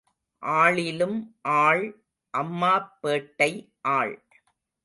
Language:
Tamil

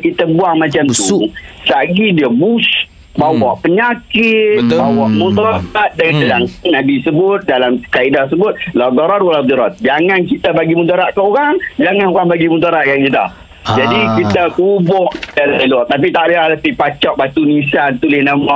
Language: Malay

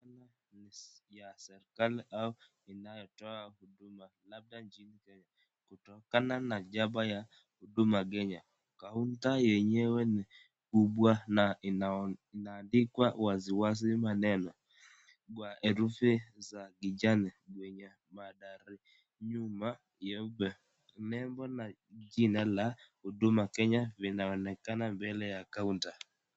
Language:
Swahili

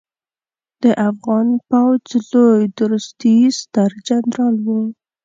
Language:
Pashto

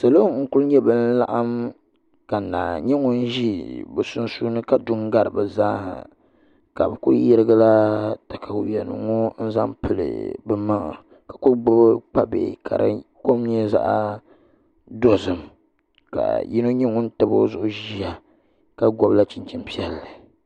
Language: Dagbani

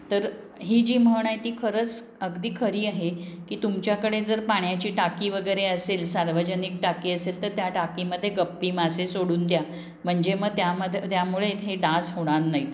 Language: Marathi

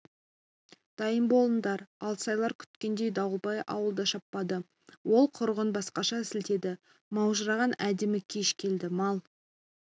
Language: Kazakh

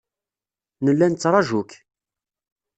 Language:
Kabyle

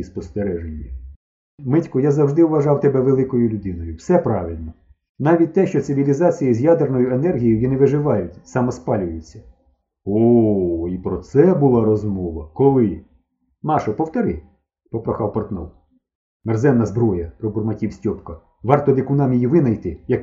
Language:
Ukrainian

